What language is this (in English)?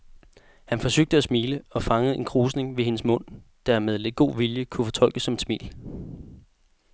Danish